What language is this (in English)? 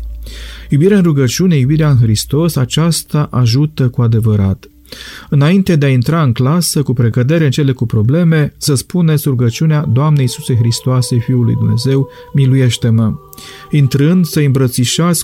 Romanian